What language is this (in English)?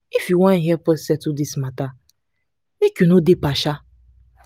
Nigerian Pidgin